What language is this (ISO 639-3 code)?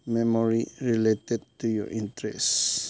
mni